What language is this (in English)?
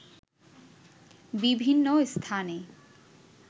Bangla